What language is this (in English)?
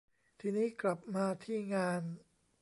Thai